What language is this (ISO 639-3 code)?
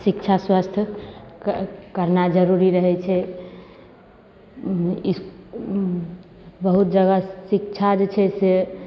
mai